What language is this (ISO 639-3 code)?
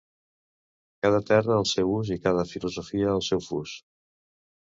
cat